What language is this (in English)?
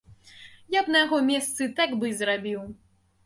Belarusian